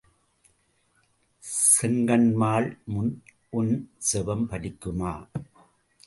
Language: Tamil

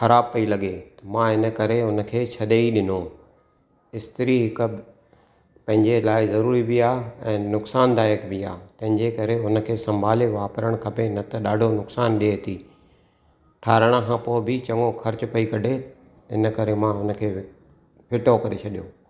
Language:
Sindhi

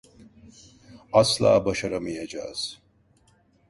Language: Turkish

